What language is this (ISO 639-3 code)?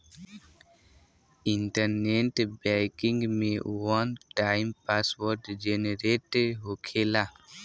bho